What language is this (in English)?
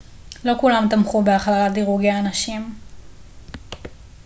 Hebrew